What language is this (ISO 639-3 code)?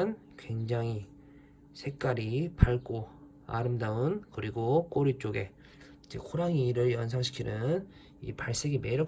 kor